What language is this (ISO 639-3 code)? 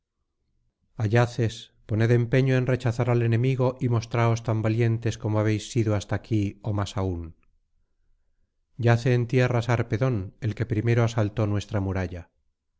spa